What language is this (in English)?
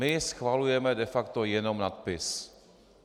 Czech